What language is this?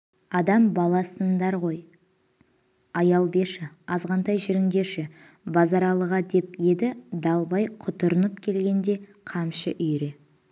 Kazakh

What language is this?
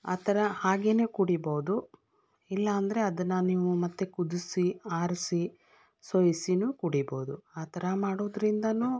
Kannada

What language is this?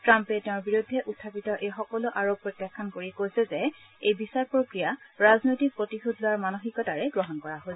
Assamese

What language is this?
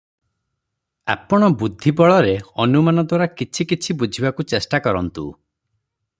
Odia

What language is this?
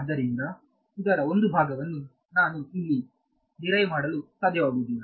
Kannada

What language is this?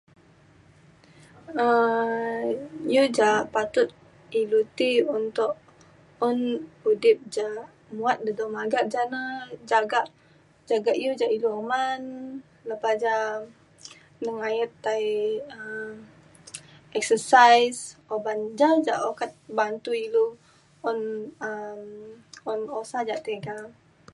Mainstream Kenyah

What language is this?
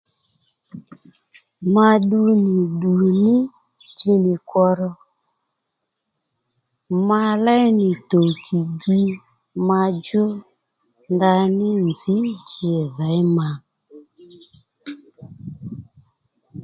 Lendu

